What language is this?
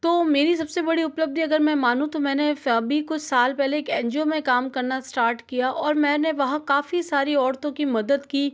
Hindi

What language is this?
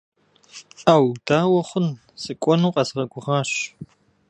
Kabardian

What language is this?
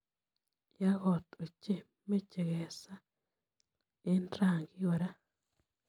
Kalenjin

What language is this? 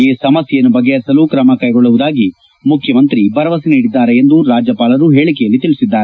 Kannada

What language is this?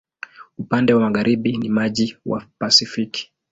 Swahili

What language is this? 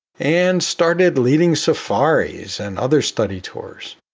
English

